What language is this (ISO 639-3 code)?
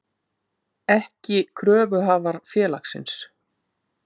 isl